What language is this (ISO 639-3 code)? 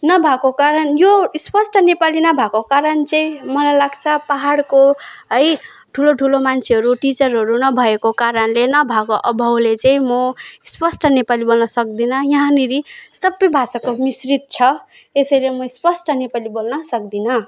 nep